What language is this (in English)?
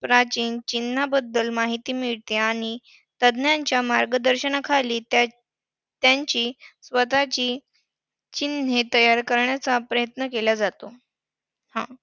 Marathi